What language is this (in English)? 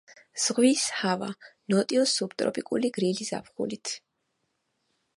Georgian